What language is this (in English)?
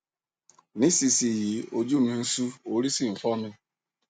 Yoruba